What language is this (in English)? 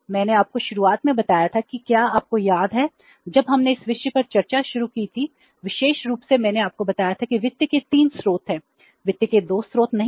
Hindi